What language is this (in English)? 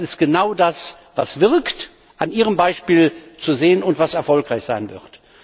German